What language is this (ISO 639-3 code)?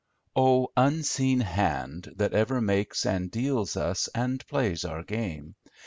eng